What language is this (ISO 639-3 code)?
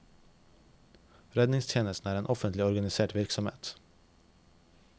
nor